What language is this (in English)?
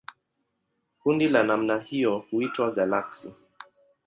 Swahili